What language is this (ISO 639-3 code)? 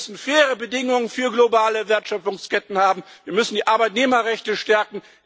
deu